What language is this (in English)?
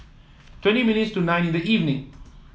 English